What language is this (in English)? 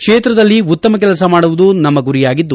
Kannada